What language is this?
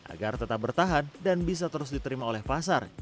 Indonesian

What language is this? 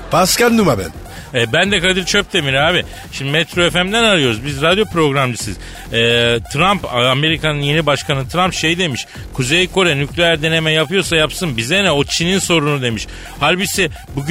Turkish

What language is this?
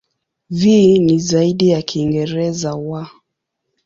Swahili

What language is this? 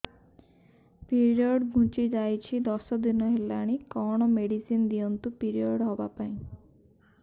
Odia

